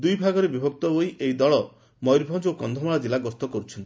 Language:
Odia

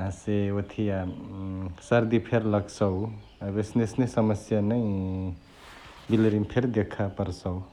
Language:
Chitwania Tharu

